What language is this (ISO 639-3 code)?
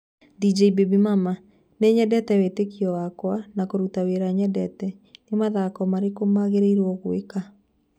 kik